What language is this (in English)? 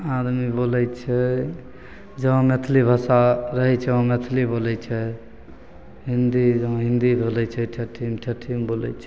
Maithili